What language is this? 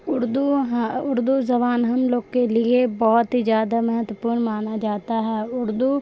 Urdu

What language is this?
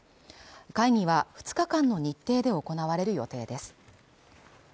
Japanese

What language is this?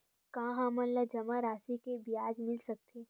Chhattisgarhi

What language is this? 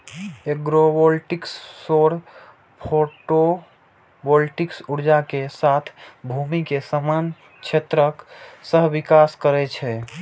Maithili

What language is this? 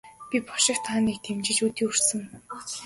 Mongolian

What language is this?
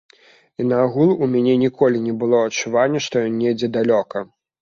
Belarusian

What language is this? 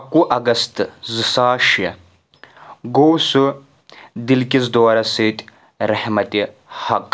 Kashmiri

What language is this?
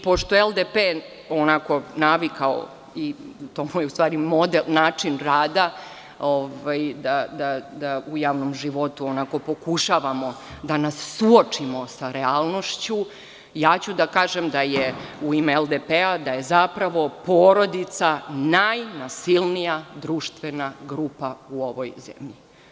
Serbian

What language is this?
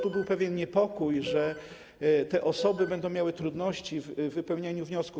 Polish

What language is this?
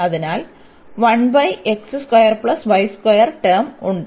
Malayalam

